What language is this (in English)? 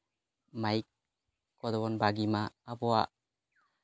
Santali